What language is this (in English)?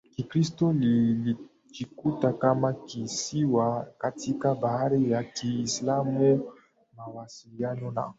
Swahili